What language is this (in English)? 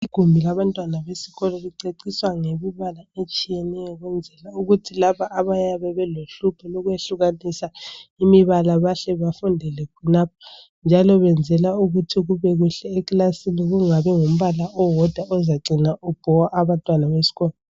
North Ndebele